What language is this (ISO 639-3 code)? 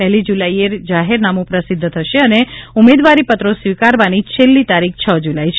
guj